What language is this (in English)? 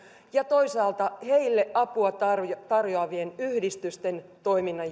Finnish